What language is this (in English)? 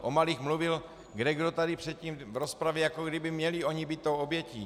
Czech